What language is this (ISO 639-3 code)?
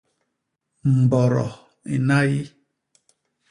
bas